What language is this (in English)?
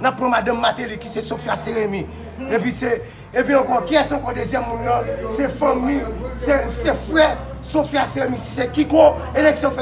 French